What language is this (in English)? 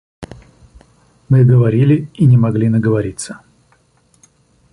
Russian